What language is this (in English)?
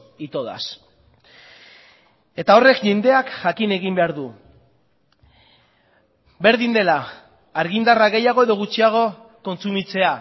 Basque